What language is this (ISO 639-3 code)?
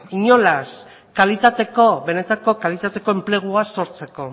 eus